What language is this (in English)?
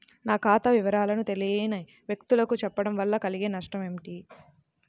Telugu